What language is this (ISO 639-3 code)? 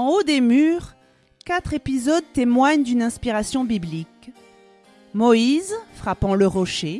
fra